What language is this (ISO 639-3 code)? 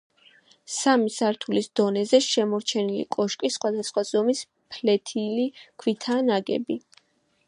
kat